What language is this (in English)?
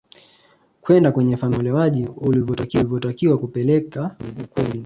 Swahili